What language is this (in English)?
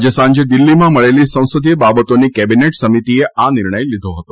Gujarati